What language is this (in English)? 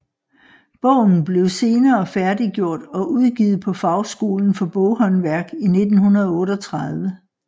Danish